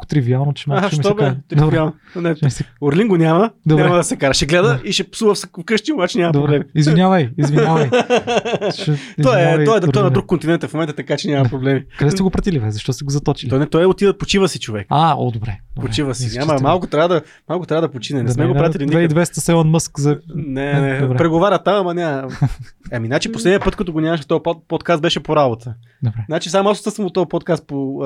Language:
Bulgarian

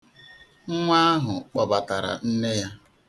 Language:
Igbo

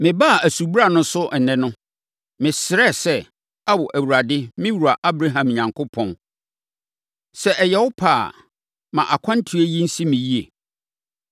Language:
Akan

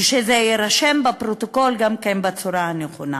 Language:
Hebrew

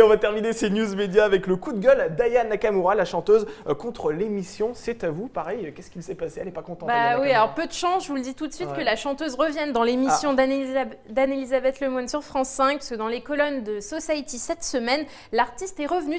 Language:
French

